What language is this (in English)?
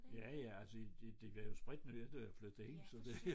Danish